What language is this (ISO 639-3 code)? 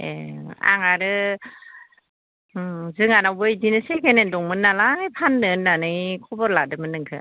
brx